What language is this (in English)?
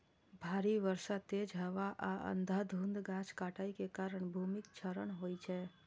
Maithili